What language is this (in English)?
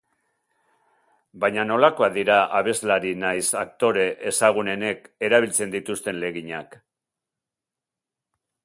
Basque